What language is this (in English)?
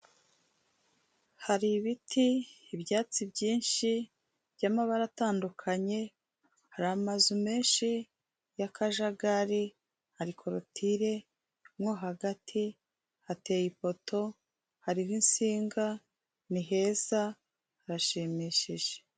Kinyarwanda